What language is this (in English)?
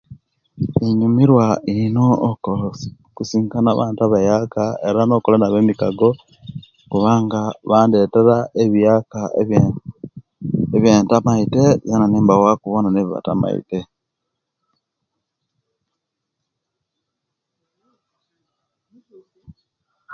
Kenyi